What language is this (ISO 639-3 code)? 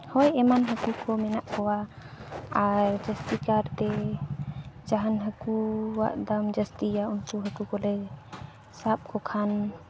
sat